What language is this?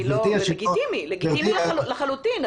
Hebrew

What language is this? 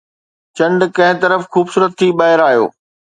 Sindhi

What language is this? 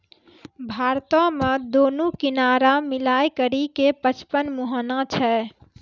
Maithili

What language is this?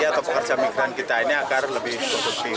Indonesian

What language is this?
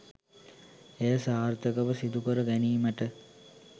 Sinhala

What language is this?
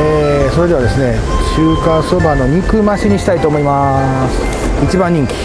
Japanese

